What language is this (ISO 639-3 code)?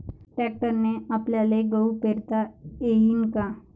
mar